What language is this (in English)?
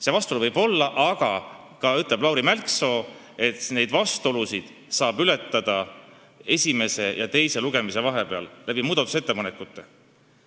Estonian